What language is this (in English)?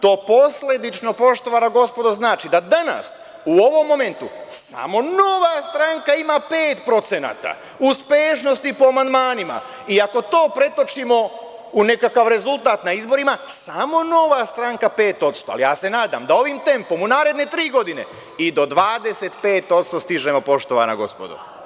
Serbian